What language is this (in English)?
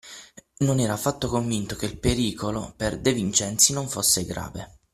Italian